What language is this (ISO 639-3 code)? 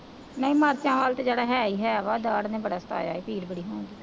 pan